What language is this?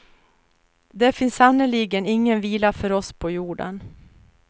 Swedish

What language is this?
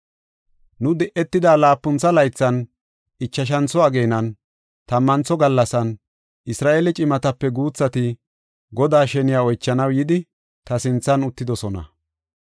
Gofa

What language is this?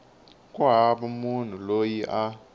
Tsonga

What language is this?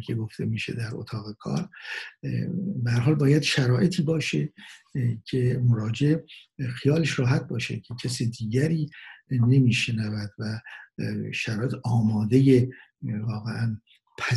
Persian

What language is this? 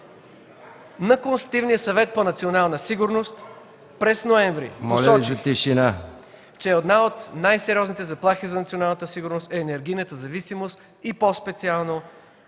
Bulgarian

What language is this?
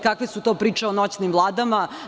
Serbian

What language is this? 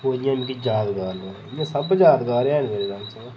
Dogri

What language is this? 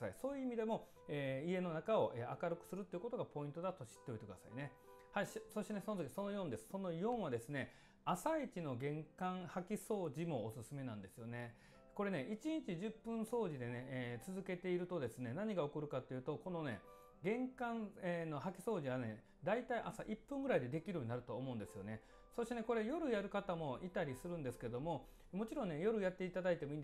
Japanese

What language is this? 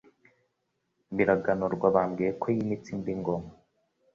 Kinyarwanda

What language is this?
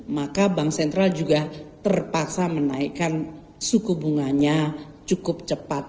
Indonesian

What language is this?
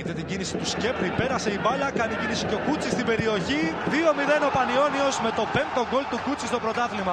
Greek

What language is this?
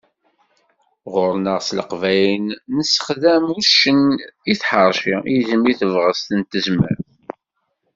Kabyle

